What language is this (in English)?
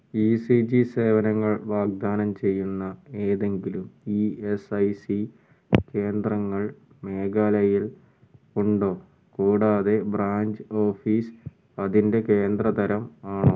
Malayalam